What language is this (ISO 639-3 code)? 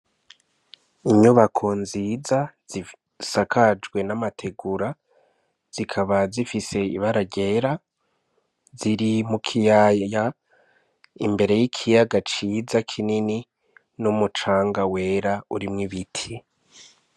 run